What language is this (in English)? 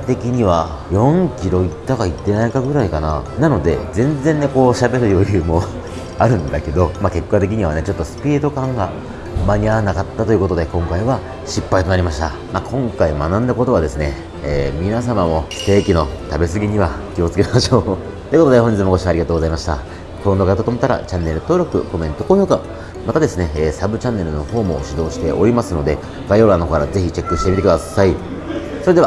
Japanese